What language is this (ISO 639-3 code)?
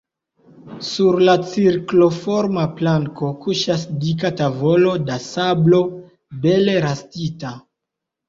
epo